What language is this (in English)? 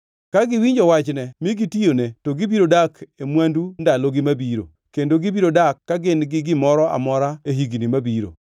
Luo (Kenya and Tanzania)